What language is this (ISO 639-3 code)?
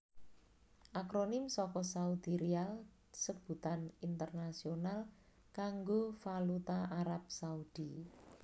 jav